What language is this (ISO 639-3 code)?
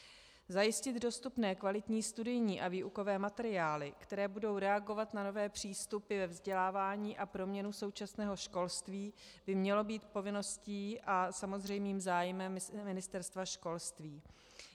ces